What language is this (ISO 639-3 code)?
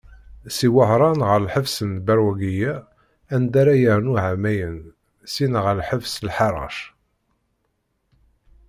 kab